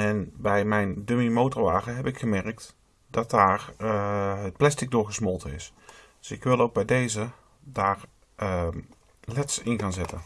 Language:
Dutch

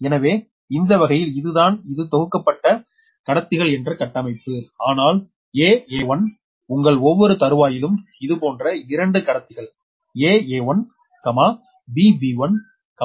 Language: Tamil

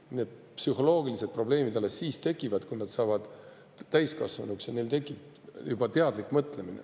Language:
Estonian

